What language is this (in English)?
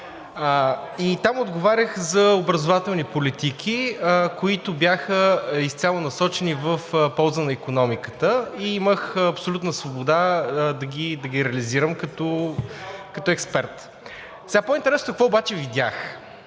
Bulgarian